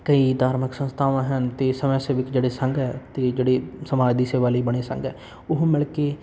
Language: Punjabi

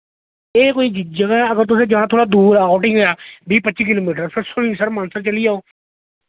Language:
Dogri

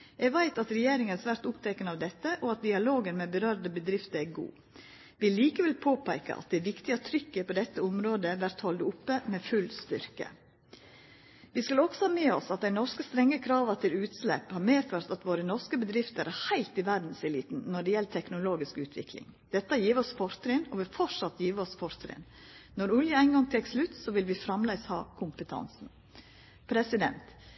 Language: Norwegian Nynorsk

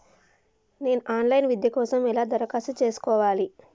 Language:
Telugu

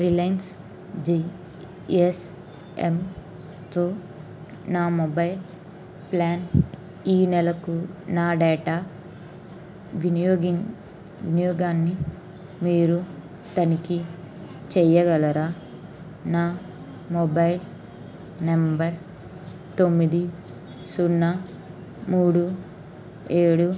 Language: Telugu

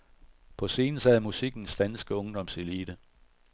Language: Danish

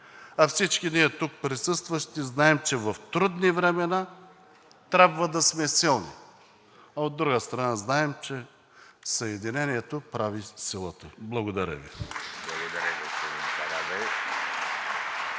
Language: Bulgarian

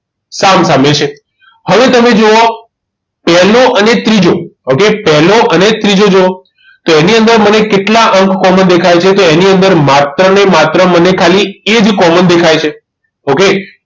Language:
Gujarati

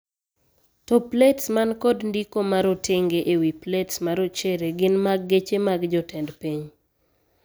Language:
Luo (Kenya and Tanzania)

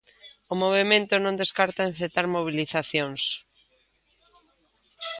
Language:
Galician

